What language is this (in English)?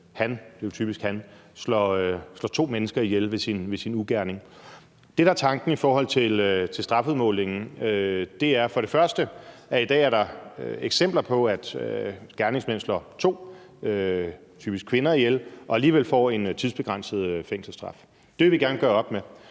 Danish